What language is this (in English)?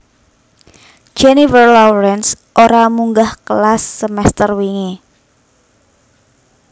Javanese